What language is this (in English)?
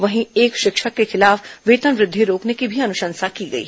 Hindi